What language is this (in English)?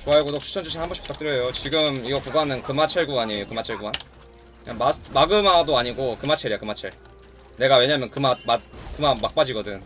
Korean